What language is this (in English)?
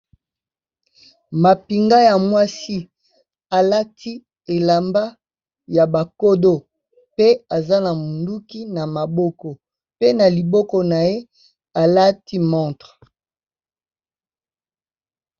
Lingala